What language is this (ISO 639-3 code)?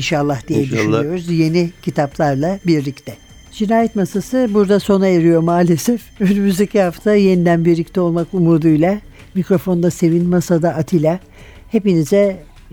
tur